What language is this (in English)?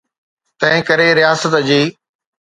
Sindhi